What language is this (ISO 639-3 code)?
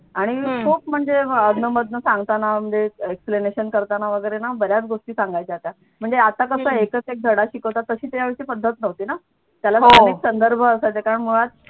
mar